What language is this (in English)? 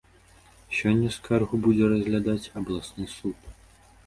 Belarusian